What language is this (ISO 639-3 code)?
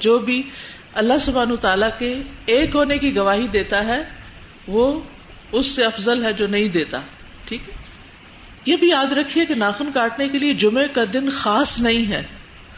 urd